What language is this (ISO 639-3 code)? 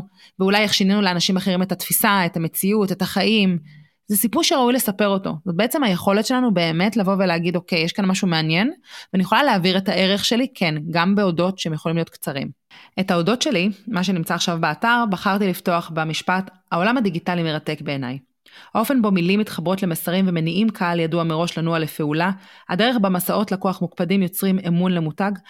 heb